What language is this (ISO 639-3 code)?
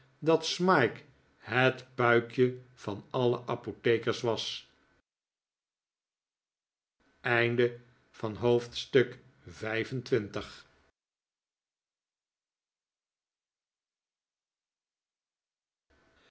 nld